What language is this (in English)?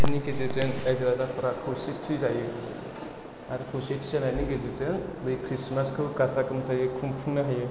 Bodo